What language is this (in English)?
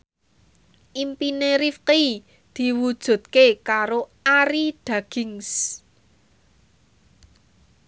Javanese